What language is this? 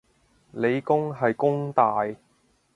Cantonese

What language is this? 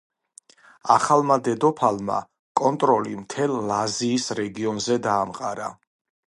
Georgian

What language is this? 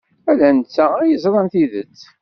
Kabyle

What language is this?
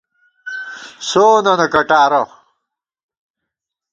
Gawar-Bati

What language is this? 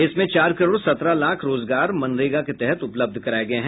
Hindi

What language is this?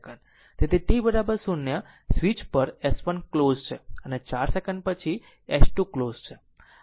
Gujarati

